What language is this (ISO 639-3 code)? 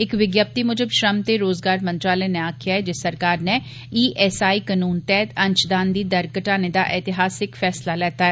doi